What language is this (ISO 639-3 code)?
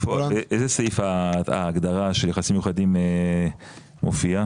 heb